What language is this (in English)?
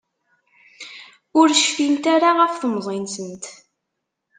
Kabyle